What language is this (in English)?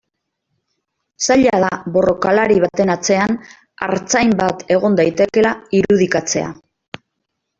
Basque